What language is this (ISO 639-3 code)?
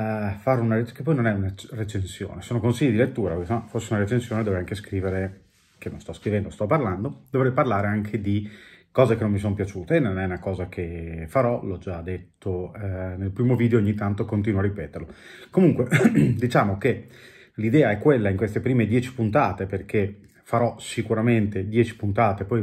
ita